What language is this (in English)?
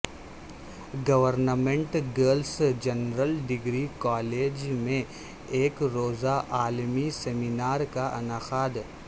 Urdu